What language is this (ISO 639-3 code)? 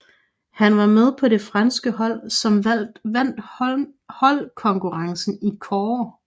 dan